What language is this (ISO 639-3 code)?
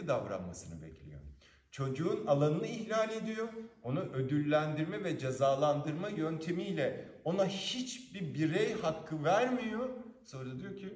tur